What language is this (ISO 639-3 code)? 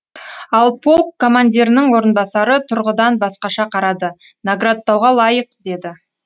kaz